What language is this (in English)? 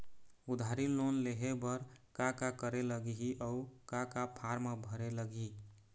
Chhattisgarhi